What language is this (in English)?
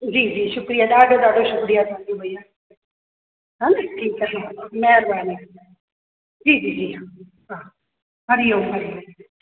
Sindhi